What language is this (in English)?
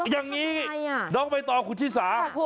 Thai